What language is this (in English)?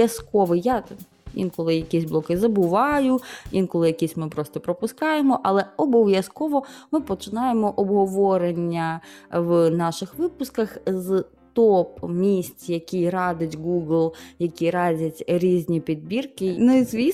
Ukrainian